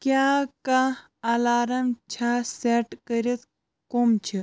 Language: Kashmiri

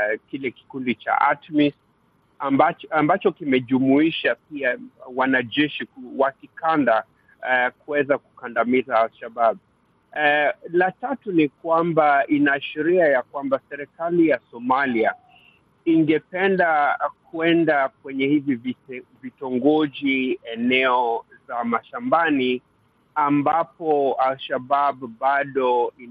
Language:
Swahili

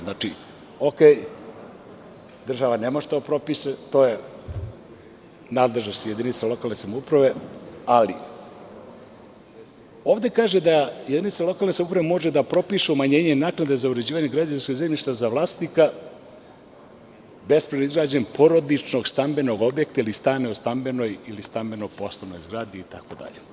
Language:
Serbian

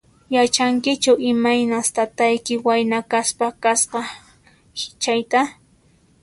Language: Puno Quechua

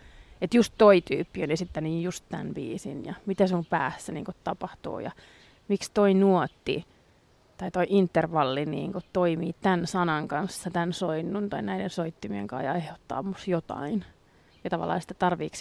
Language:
Finnish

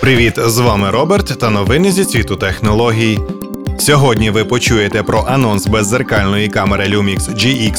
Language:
Ukrainian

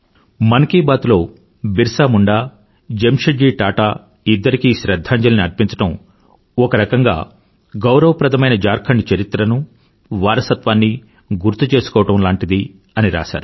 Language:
Telugu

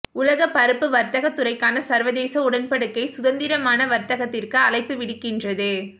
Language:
Tamil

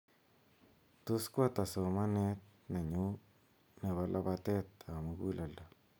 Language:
Kalenjin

